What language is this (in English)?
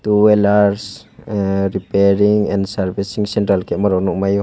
Kok Borok